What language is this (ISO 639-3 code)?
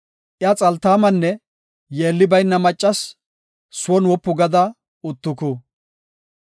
gof